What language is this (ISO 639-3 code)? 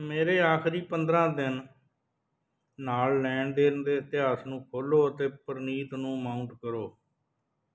pan